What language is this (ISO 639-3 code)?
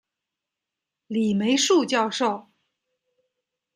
zho